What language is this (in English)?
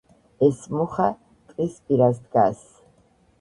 Georgian